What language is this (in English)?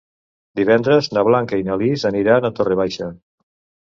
Catalan